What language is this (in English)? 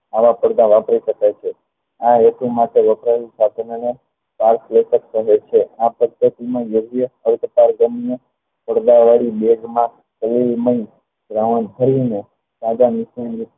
Gujarati